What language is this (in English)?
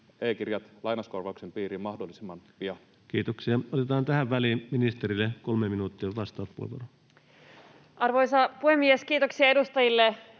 Finnish